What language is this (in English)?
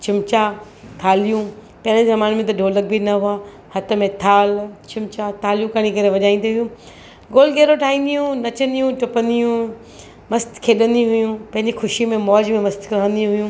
Sindhi